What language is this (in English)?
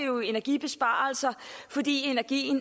Danish